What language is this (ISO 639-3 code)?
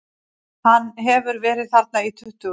isl